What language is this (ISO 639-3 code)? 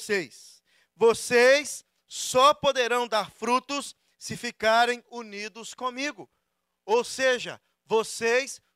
por